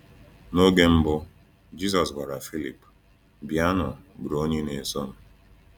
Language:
Igbo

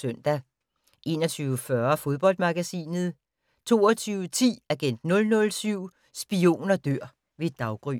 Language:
Danish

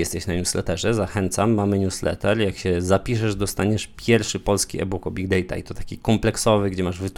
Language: Polish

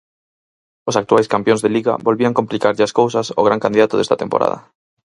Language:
Galician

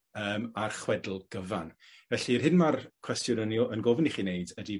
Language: Welsh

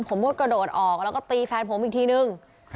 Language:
Thai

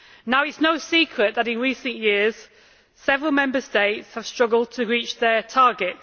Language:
English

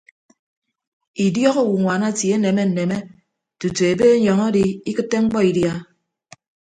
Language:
Ibibio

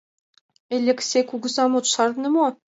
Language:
Mari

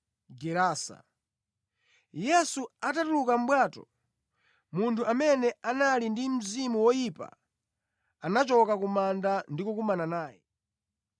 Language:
Nyanja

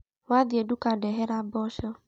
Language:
Kikuyu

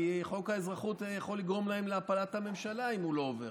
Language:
Hebrew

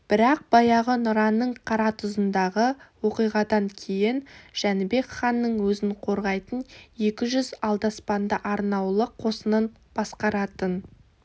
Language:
Kazakh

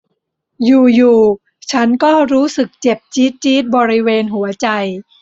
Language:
Thai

